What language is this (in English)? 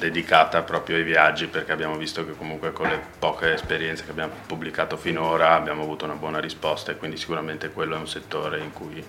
Italian